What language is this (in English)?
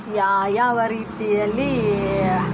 Kannada